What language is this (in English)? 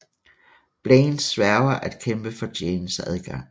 Danish